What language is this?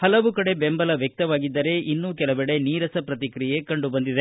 Kannada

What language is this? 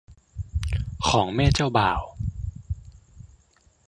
Thai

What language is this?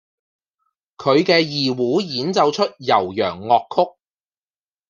Cantonese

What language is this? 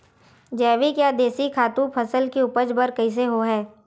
Chhattisgarhi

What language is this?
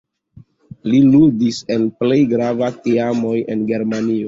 Esperanto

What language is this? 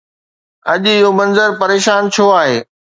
Sindhi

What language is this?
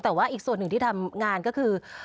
Thai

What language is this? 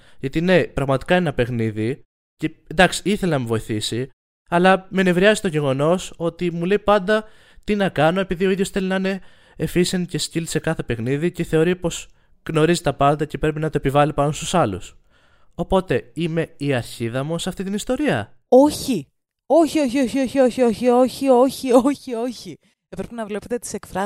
Greek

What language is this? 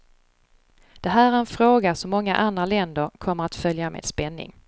Swedish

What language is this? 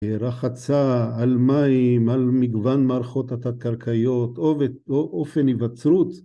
Hebrew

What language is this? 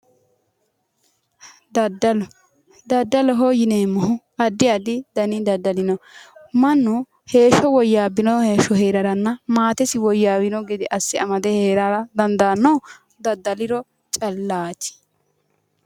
Sidamo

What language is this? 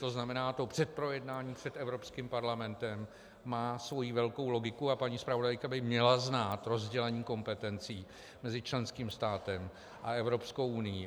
Czech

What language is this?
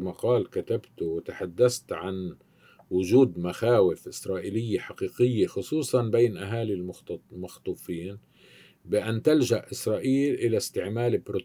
Arabic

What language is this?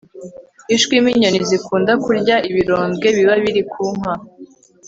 Kinyarwanda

